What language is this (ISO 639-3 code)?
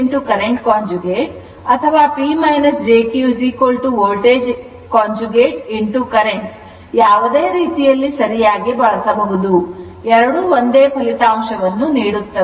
kan